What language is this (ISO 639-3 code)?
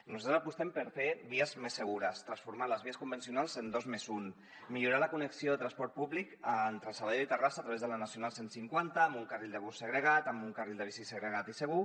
cat